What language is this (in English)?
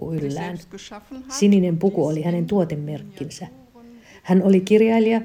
Finnish